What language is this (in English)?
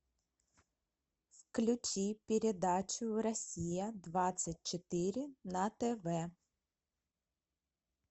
Russian